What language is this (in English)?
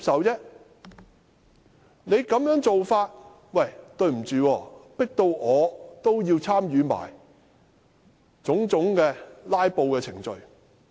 Cantonese